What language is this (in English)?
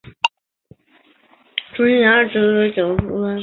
Chinese